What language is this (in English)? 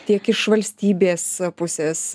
Lithuanian